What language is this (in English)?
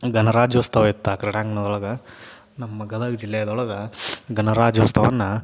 Kannada